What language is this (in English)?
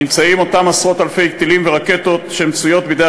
Hebrew